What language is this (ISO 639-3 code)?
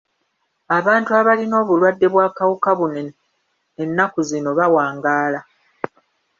lug